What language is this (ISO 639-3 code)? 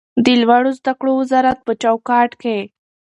pus